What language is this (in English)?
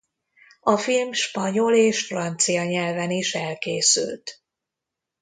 Hungarian